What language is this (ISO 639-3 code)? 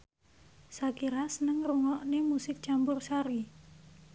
jav